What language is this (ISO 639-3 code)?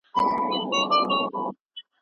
pus